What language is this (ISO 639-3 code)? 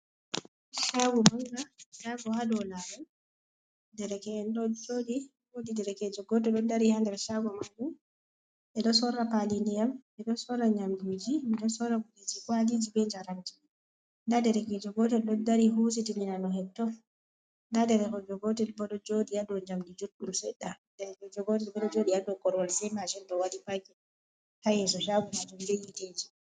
ful